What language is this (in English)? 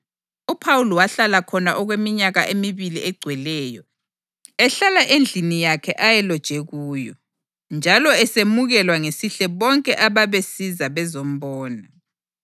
North Ndebele